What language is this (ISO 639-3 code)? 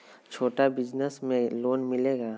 mag